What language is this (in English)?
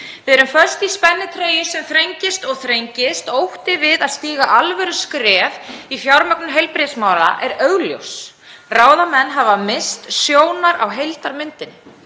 Icelandic